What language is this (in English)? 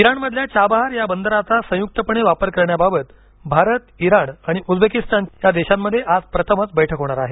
Marathi